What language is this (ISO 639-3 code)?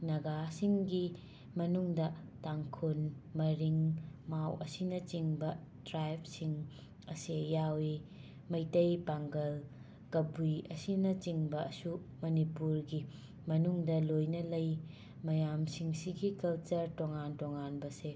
mni